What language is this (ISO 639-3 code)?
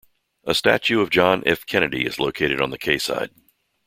eng